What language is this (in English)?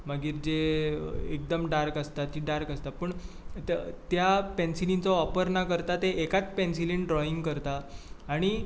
Konkani